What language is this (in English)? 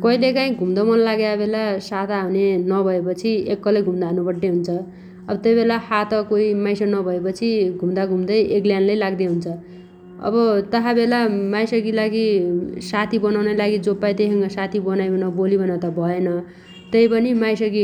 Dotyali